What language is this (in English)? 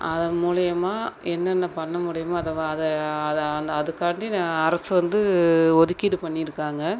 Tamil